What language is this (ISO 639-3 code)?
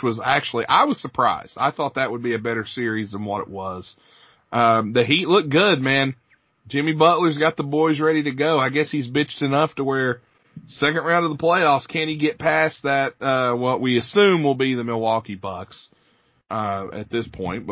eng